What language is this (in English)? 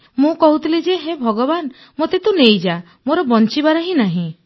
Odia